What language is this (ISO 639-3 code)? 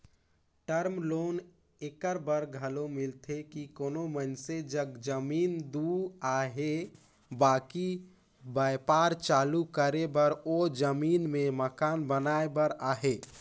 hne